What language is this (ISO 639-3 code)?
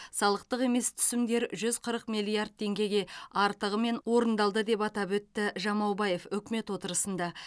kaz